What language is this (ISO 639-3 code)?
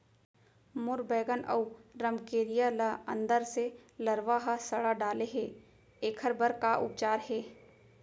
hne